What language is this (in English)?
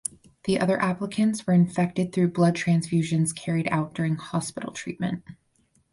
English